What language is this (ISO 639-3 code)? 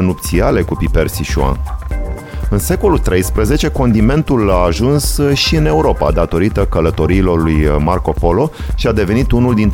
ron